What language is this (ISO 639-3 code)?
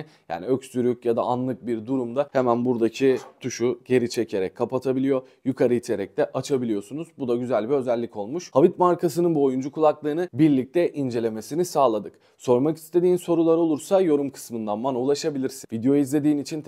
tur